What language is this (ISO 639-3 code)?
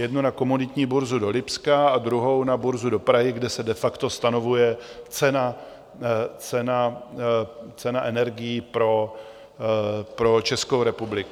ces